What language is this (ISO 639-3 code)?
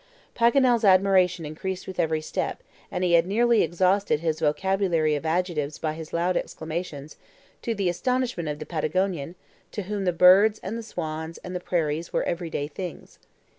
eng